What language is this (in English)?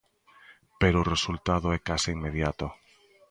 Galician